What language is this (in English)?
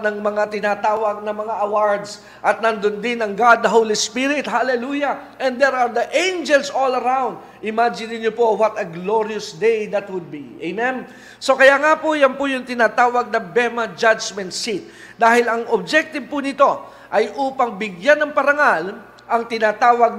Filipino